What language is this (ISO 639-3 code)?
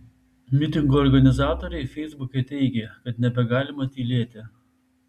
lit